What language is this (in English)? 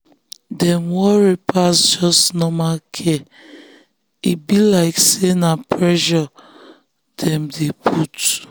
Nigerian Pidgin